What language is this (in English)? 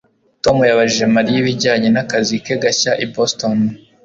Kinyarwanda